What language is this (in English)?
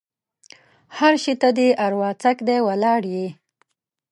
Pashto